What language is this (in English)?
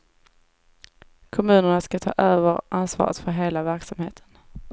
Swedish